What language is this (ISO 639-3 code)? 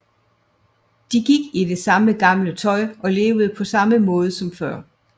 dan